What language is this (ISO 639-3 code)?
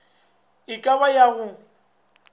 nso